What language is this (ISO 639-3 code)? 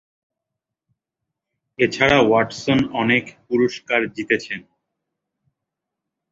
ben